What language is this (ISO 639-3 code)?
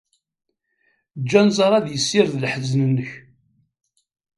kab